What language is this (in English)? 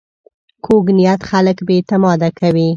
Pashto